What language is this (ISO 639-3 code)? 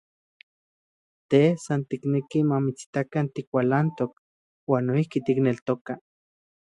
ncx